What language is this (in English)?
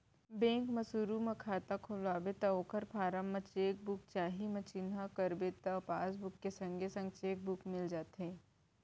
Chhattisgarhi